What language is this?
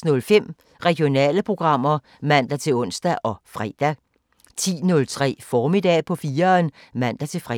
Danish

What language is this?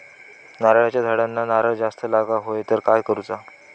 Marathi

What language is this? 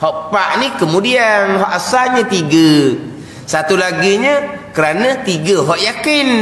Malay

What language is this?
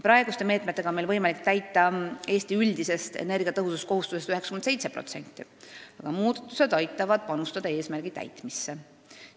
Estonian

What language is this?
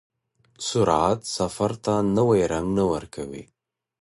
Pashto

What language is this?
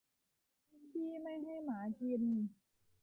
Thai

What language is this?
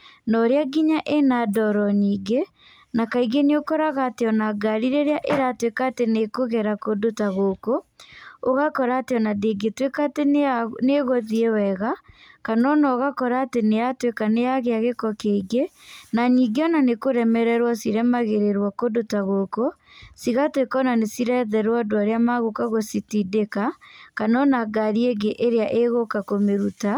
Kikuyu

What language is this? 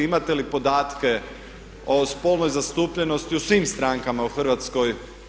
Croatian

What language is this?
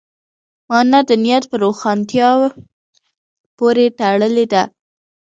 Pashto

